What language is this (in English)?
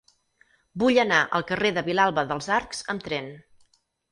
Catalan